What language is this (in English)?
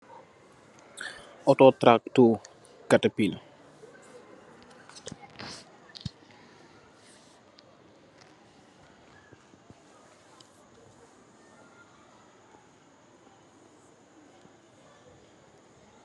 Wolof